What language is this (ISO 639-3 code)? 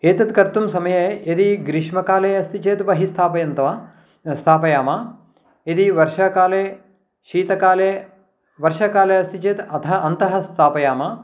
san